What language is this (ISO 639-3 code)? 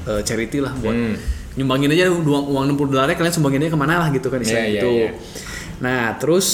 ind